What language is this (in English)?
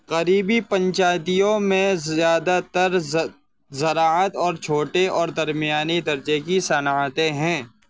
Urdu